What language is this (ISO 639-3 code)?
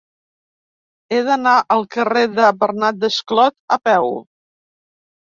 cat